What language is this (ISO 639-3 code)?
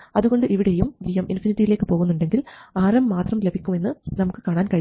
mal